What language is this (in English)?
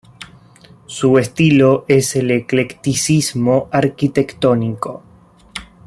Spanish